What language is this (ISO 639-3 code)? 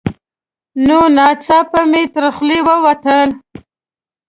pus